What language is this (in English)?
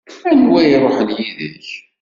Kabyle